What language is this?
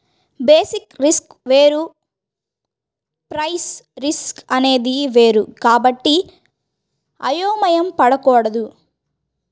Telugu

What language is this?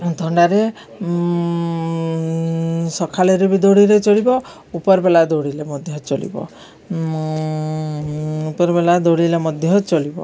Odia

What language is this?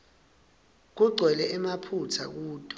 Swati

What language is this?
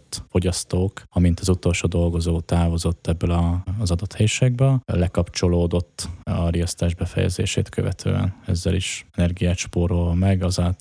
Hungarian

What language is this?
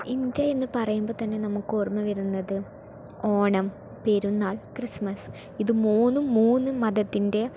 Malayalam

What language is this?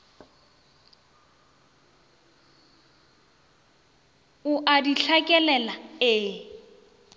Northern Sotho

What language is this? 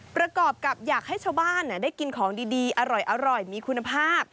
Thai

